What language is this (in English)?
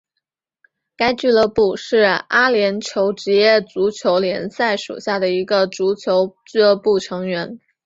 Chinese